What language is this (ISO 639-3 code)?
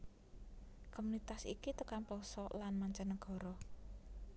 jav